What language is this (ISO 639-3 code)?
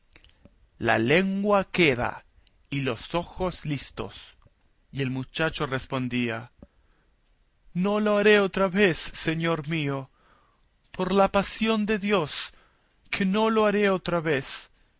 spa